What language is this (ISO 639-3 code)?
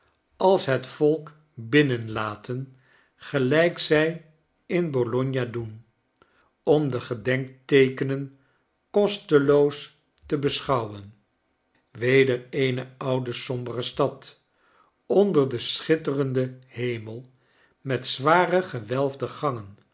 nld